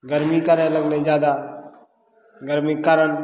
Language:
Maithili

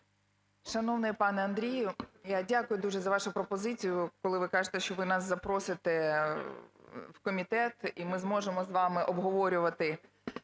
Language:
Ukrainian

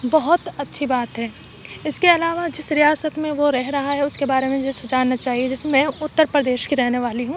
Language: Urdu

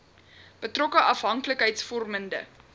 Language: Afrikaans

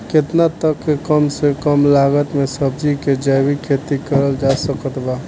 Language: Bhojpuri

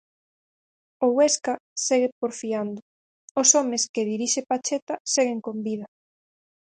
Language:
Galician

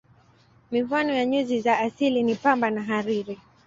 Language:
Swahili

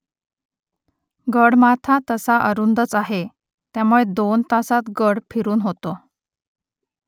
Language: Marathi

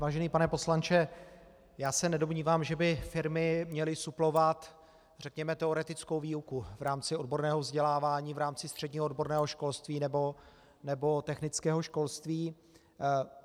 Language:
Czech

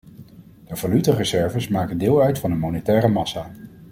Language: Dutch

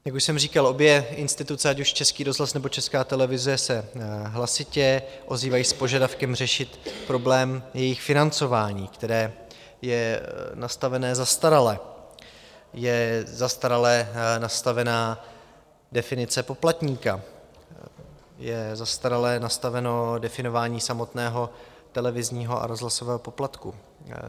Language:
Czech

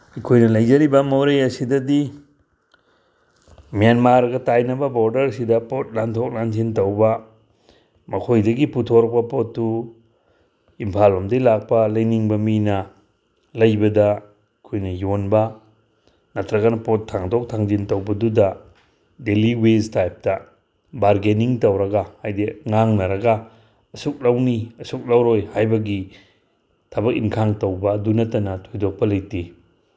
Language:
Manipuri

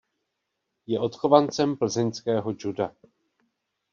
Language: Czech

